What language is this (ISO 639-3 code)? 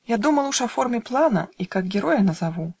rus